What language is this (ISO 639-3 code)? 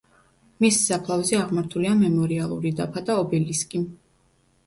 kat